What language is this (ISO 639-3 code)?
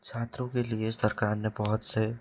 hin